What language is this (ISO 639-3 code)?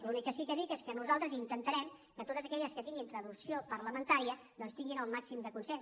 cat